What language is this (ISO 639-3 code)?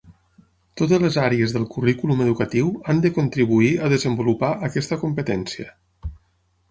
cat